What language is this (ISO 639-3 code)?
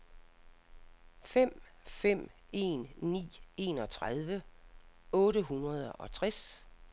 dan